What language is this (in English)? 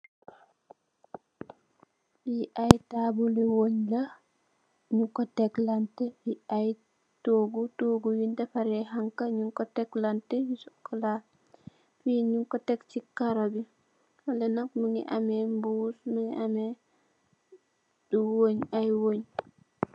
Wolof